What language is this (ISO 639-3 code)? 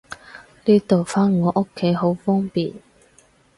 yue